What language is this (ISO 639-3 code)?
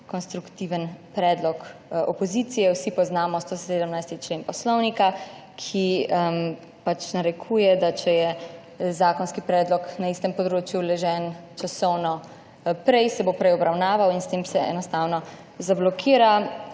slv